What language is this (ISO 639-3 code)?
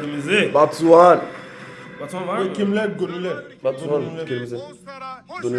tur